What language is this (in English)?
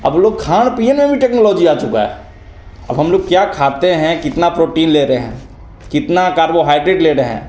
Hindi